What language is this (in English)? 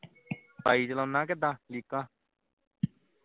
Punjabi